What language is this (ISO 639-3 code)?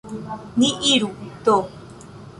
epo